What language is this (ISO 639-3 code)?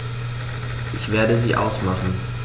deu